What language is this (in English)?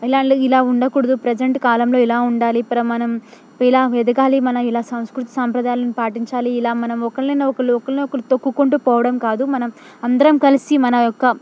Telugu